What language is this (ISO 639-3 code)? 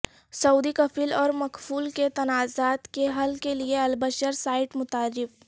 urd